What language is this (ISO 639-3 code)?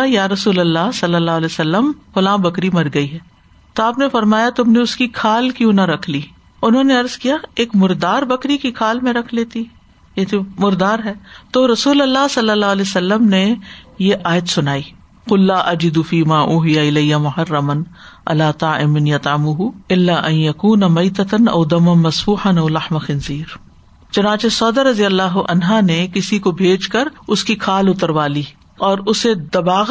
urd